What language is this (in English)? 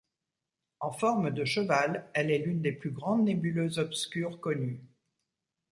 French